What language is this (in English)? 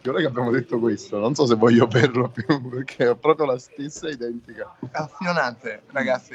Italian